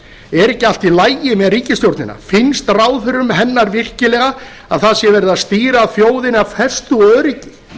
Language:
Icelandic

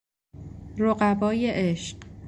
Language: Persian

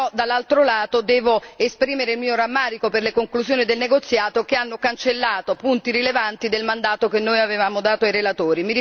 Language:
Italian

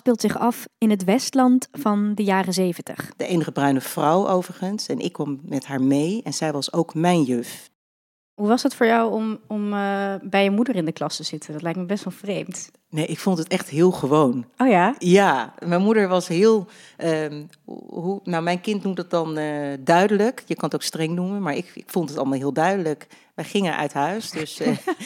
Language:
Dutch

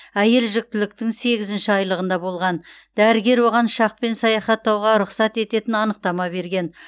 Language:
Kazakh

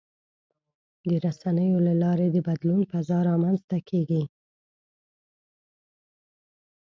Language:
Pashto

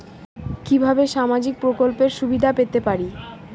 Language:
Bangla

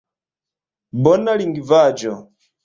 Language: Esperanto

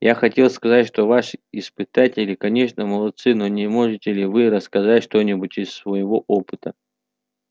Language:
Russian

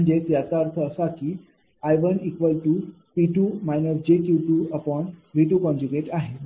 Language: Marathi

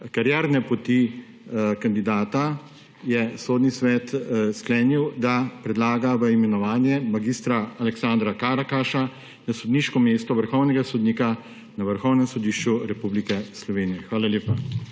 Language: Slovenian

